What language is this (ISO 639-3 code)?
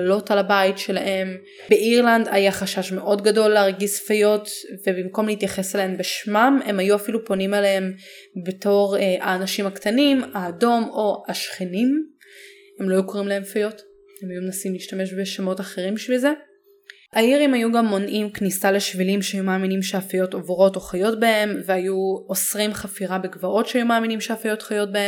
heb